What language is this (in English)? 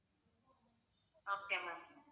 Tamil